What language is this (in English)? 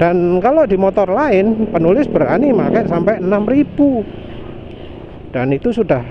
Indonesian